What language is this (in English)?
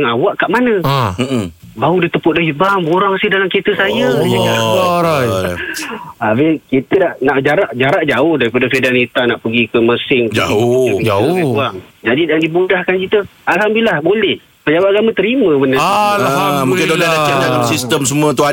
Malay